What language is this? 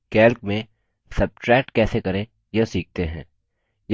Hindi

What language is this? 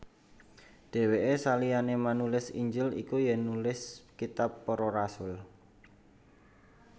Javanese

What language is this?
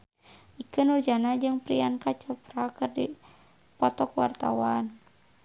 Sundanese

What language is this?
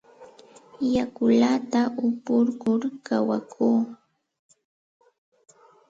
Santa Ana de Tusi Pasco Quechua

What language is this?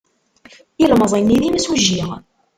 Kabyle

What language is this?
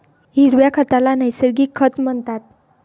Marathi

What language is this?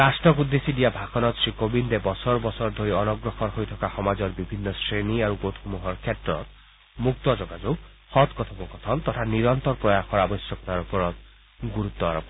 Assamese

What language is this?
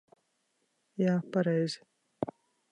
Latvian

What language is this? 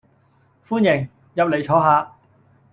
Cantonese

